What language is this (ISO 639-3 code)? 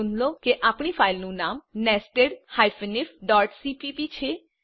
guj